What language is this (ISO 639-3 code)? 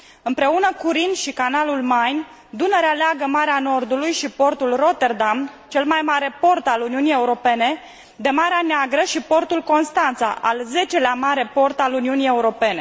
ron